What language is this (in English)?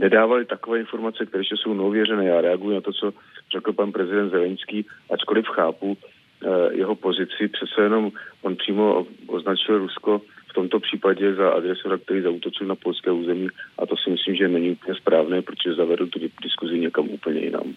Czech